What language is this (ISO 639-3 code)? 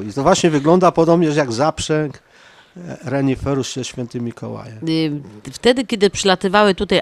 pol